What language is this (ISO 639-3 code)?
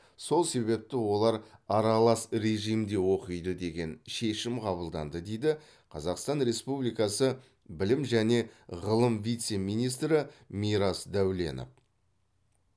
kaz